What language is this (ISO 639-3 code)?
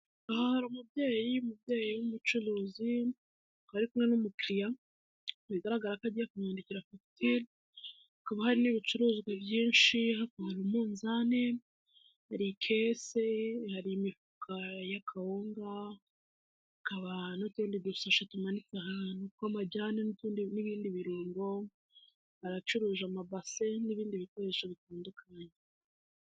kin